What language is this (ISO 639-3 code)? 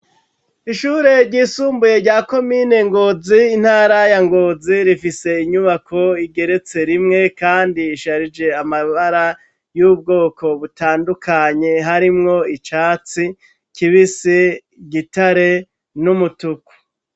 run